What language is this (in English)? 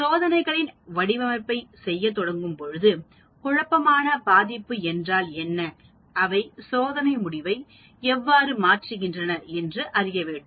Tamil